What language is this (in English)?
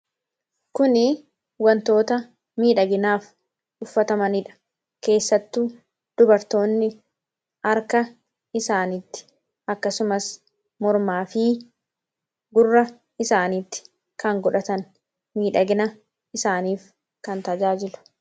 Oromo